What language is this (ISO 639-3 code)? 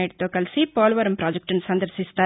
tel